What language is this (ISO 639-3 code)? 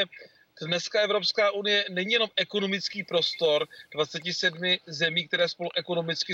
ces